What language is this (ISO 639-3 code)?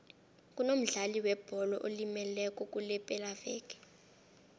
nbl